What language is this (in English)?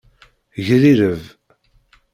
Kabyle